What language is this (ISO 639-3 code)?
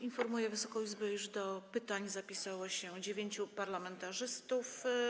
pol